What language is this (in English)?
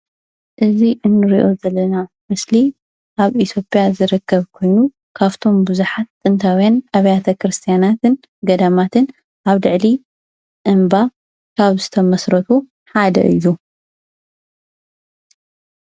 Tigrinya